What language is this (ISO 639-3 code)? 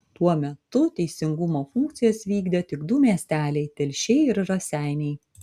lit